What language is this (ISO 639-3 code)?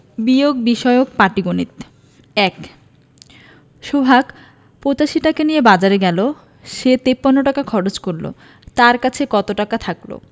ben